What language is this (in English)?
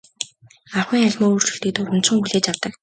Mongolian